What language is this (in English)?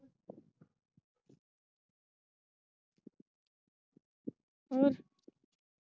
Punjabi